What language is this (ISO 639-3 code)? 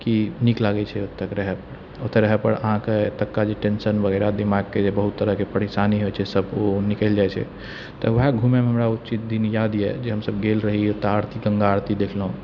mai